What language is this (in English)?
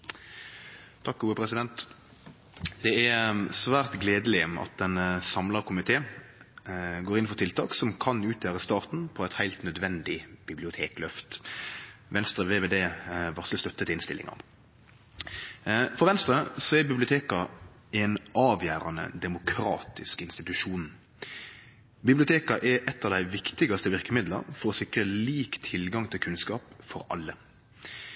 Norwegian Nynorsk